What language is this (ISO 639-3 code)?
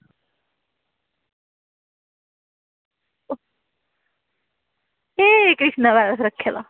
doi